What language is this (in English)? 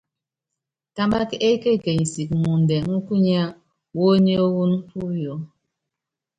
Yangben